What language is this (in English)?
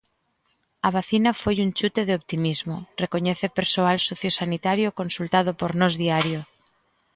Galician